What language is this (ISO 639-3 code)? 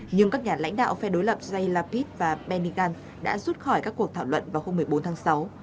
vie